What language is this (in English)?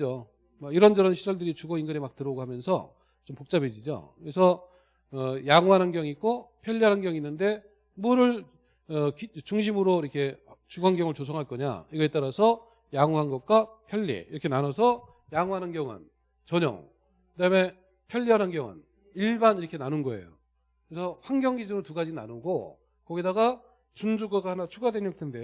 Korean